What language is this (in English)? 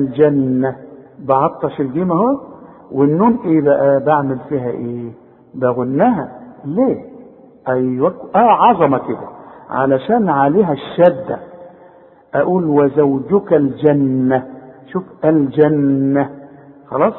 Arabic